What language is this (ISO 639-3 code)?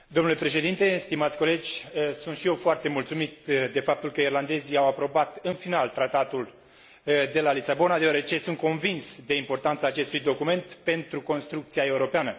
ron